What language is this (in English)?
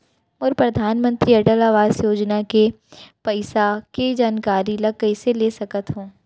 Chhattisgarhi